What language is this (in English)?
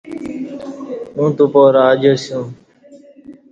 Kati